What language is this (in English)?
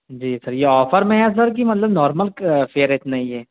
Urdu